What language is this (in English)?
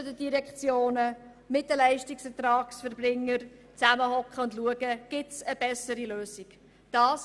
Swiss German